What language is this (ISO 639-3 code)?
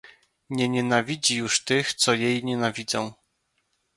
pol